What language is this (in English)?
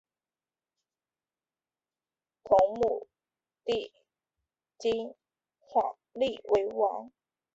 Chinese